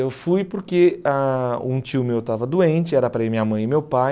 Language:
Portuguese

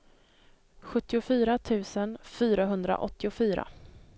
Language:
Swedish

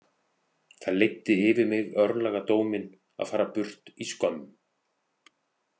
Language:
Icelandic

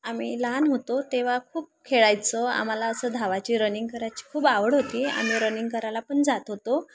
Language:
Marathi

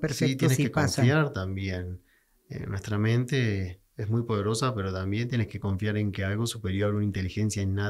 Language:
Spanish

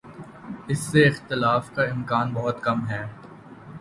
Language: Urdu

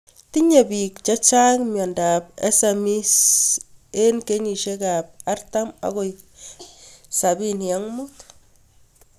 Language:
Kalenjin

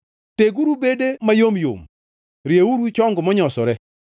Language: Luo (Kenya and Tanzania)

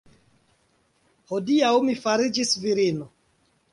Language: Esperanto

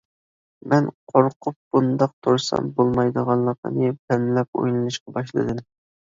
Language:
Uyghur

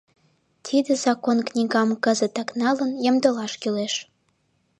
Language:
Mari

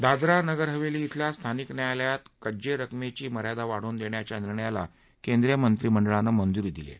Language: Marathi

